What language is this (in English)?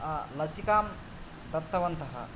Sanskrit